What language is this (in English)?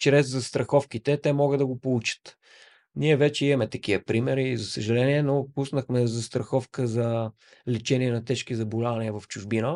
Bulgarian